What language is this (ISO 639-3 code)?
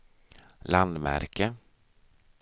swe